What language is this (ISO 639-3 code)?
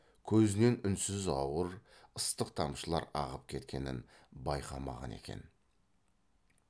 kaz